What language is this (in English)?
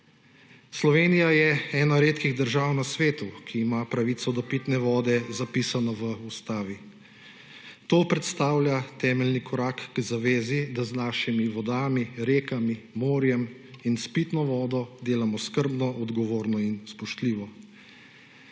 Slovenian